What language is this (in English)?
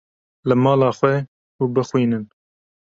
Kurdish